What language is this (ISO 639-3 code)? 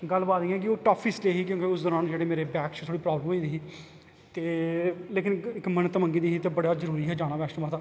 doi